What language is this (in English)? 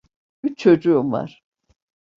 Turkish